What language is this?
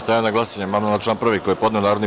Serbian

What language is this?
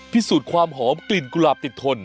Thai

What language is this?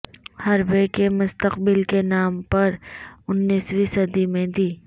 Urdu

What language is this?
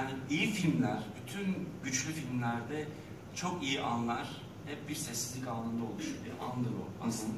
Turkish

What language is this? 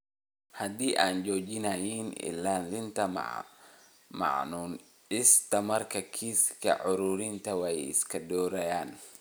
Somali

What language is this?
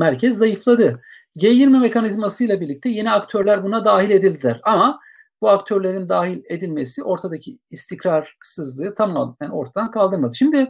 Turkish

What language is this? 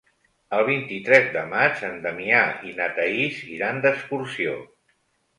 Catalan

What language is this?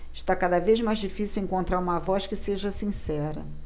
Portuguese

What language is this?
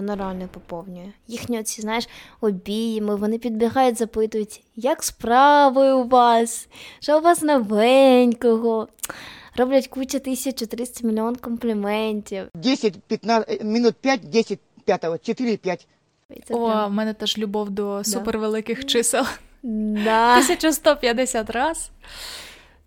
Ukrainian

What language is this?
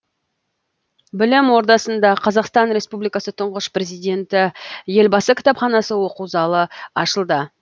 Kazakh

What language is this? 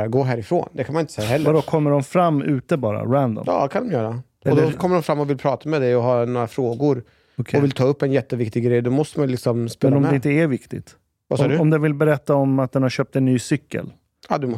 Swedish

